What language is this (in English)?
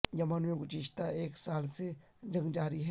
Urdu